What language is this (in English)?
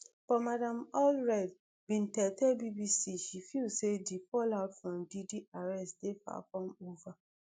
Nigerian Pidgin